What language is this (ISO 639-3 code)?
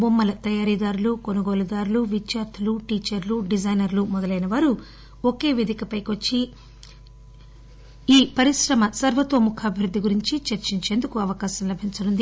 tel